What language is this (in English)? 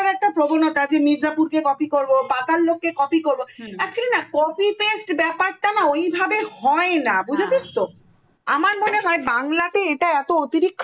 Bangla